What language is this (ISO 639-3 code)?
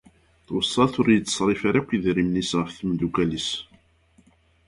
kab